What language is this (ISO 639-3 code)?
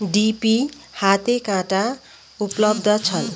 nep